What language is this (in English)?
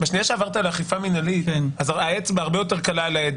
Hebrew